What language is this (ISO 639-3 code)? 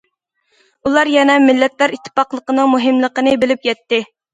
uig